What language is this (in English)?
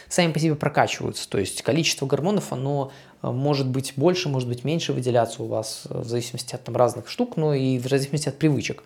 Russian